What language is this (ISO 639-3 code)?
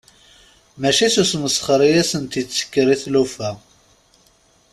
kab